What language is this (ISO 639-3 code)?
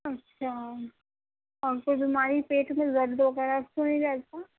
urd